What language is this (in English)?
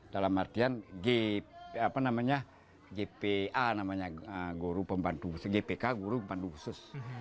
Indonesian